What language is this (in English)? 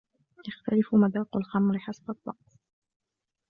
Arabic